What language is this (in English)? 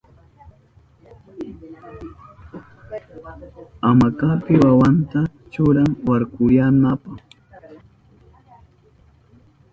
Southern Pastaza Quechua